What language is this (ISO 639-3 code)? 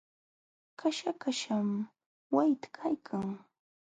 qxw